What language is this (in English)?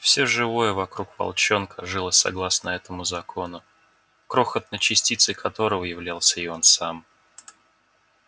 Russian